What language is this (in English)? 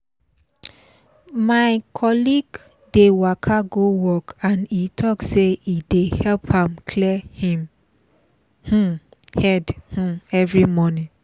Nigerian Pidgin